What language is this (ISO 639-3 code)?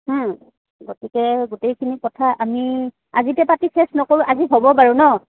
asm